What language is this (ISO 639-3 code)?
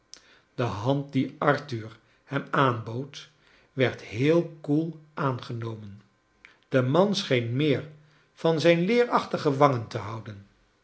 nld